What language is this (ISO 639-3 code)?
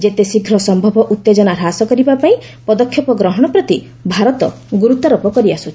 ori